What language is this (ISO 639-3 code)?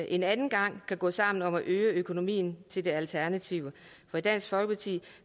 dan